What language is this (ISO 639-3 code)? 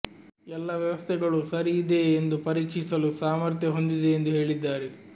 kan